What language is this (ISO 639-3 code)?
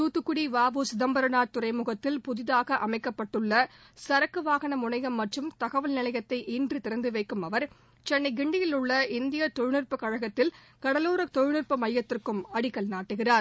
tam